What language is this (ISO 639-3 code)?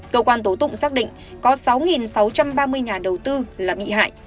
vie